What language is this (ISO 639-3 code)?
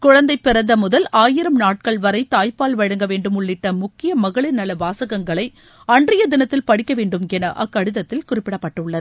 tam